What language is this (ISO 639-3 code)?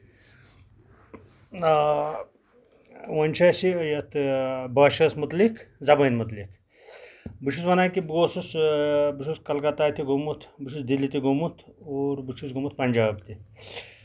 kas